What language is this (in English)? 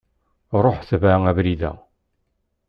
Kabyle